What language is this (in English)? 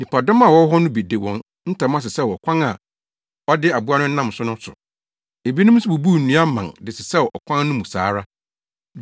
Akan